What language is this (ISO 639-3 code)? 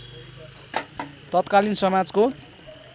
nep